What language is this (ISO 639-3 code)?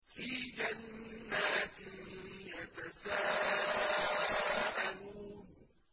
ara